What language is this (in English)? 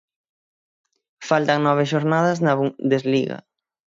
Galician